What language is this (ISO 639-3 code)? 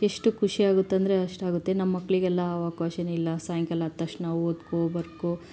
kan